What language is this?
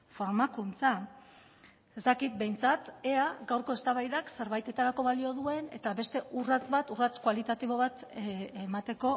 Basque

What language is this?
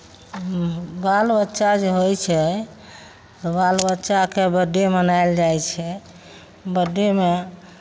Maithili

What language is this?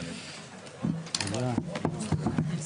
Hebrew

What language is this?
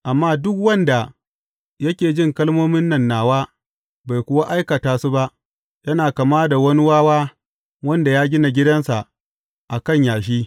Hausa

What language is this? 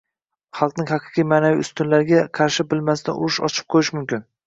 Uzbek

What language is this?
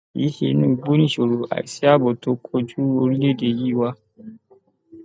Yoruba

